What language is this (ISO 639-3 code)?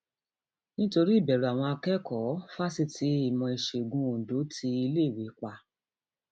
yor